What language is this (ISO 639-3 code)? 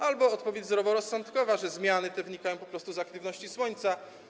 pol